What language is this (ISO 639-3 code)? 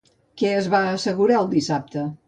cat